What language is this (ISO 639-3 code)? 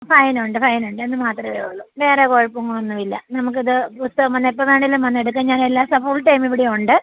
mal